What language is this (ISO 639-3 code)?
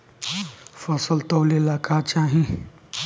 bho